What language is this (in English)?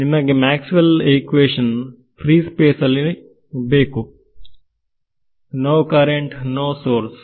Kannada